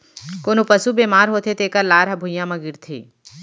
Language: Chhattisgarhi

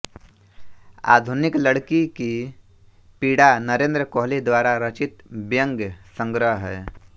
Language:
Hindi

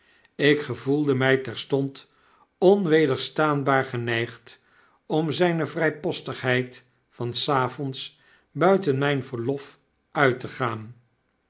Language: Dutch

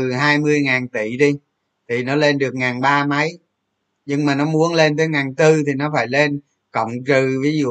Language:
Vietnamese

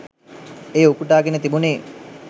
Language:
Sinhala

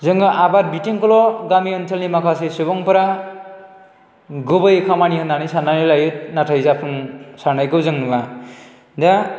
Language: Bodo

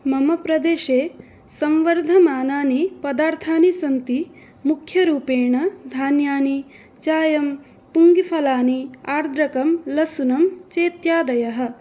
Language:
Sanskrit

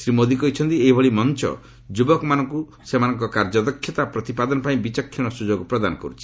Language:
Odia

